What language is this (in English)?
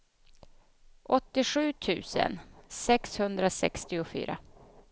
Swedish